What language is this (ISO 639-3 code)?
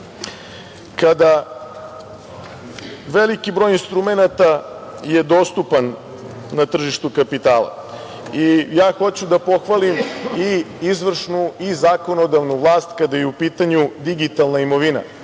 srp